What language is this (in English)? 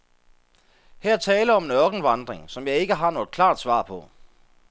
Danish